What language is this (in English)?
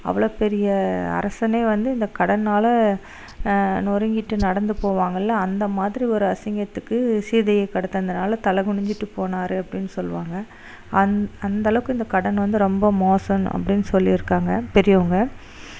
Tamil